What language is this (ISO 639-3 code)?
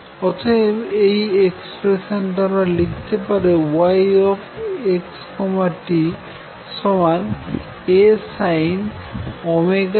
ben